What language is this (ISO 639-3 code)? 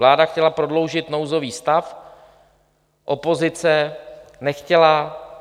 ces